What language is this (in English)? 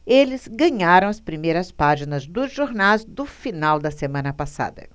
Portuguese